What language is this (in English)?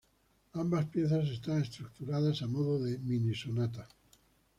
Spanish